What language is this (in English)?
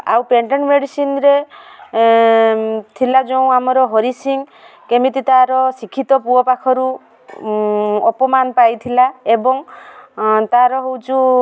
Odia